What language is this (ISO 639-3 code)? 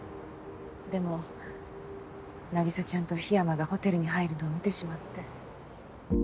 jpn